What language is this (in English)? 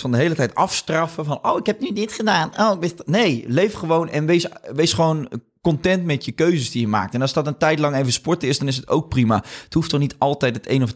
Dutch